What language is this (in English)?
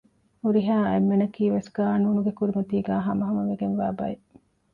Divehi